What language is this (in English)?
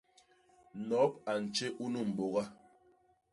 Basaa